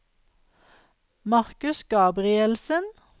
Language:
Norwegian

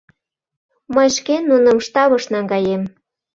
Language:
Mari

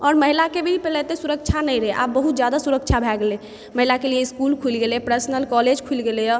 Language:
Maithili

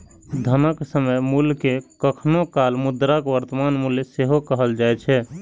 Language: Maithili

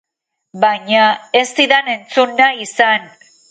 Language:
Basque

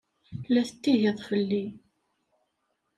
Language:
Kabyle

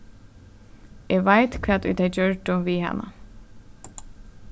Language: Faroese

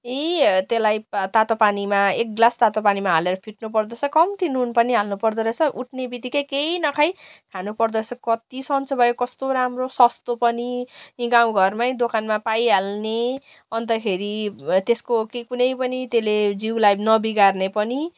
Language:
Nepali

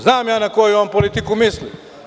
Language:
Serbian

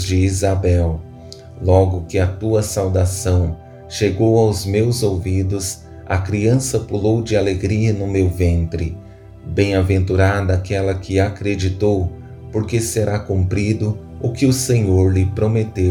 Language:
Portuguese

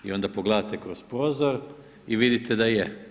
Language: Croatian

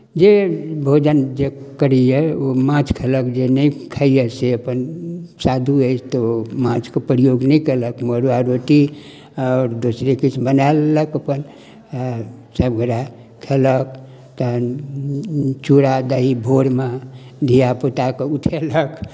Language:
Maithili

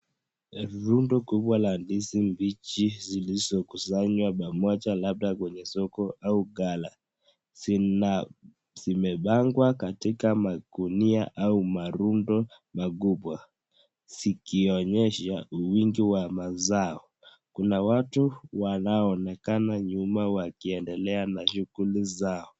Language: Swahili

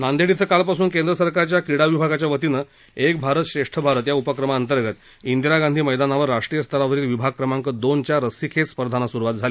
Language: Marathi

